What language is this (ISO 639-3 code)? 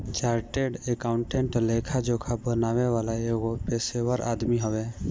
bho